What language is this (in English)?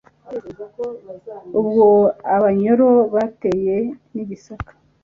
Kinyarwanda